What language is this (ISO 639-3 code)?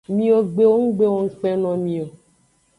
ajg